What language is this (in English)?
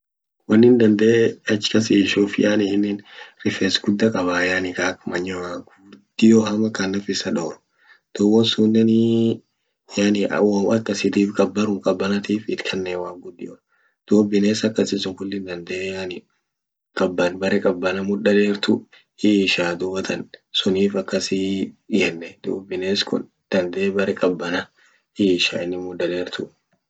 Orma